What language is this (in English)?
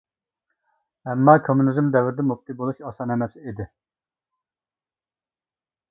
Uyghur